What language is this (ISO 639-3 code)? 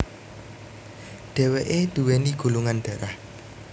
jav